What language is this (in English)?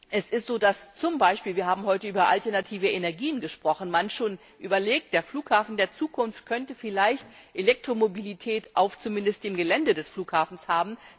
German